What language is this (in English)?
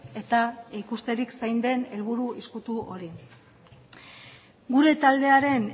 Basque